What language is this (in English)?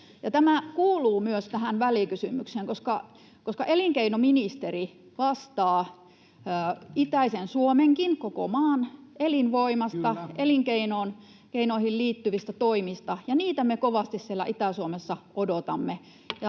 Finnish